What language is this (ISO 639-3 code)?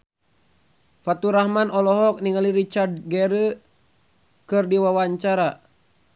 sun